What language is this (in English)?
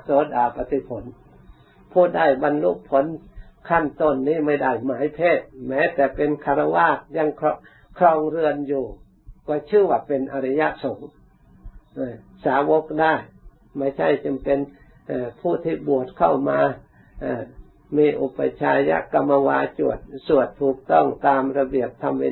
Thai